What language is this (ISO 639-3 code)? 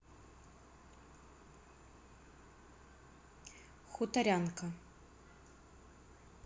rus